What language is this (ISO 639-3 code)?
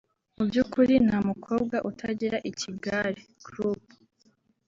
kin